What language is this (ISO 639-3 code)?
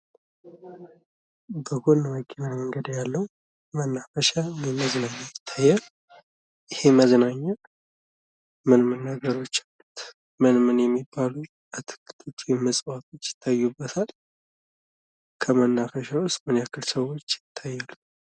amh